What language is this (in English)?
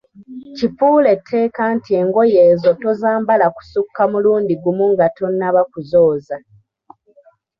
Ganda